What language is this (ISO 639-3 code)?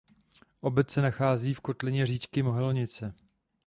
ces